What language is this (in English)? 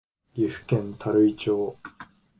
Japanese